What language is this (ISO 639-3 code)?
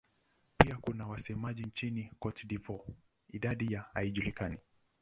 swa